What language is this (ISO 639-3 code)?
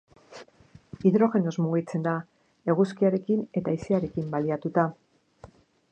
eus